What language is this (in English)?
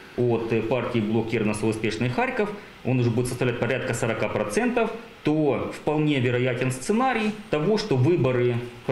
Ukrainian